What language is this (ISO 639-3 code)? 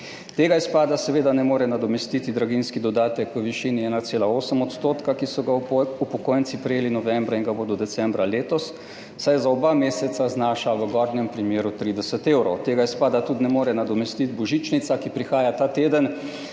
slv